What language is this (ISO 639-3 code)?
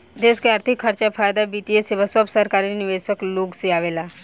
bho